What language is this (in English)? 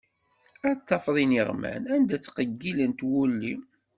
Kabyle